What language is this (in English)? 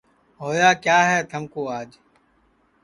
Sansi